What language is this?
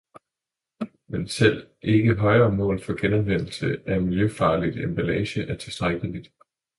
Danish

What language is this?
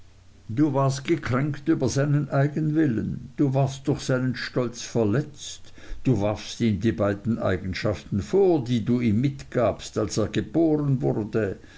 German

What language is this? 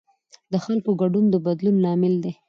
Pashto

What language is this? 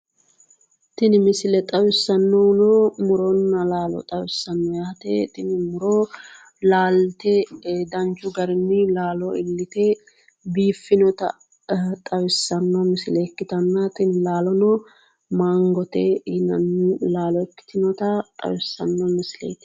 Sidamo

